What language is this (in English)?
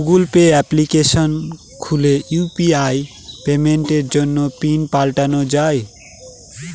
Bangla